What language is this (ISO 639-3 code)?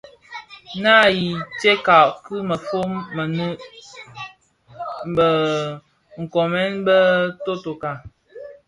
ksf